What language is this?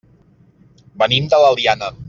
Catalan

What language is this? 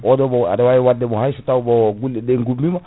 Fula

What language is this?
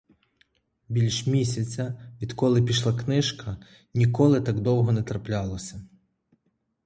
Ukrainian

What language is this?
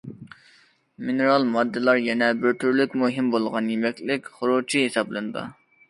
Uyghur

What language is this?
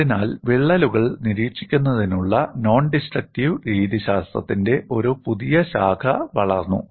Malayalam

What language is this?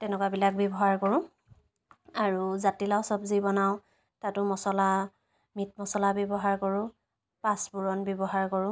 Assamese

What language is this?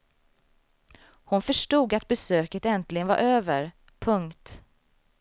Swedish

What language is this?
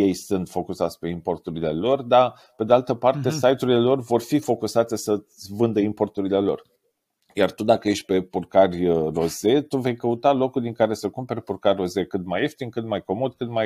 Romanian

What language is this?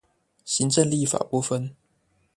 Chinese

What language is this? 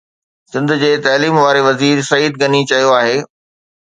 Sindhi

